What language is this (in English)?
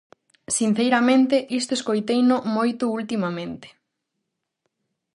Galician